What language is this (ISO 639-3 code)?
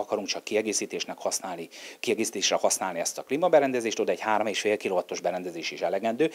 hun